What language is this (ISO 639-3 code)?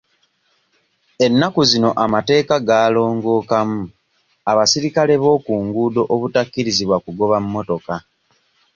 lug